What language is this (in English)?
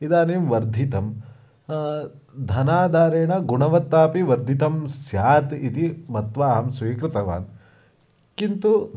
Sanskrit